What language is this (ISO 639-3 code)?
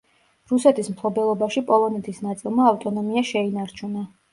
kat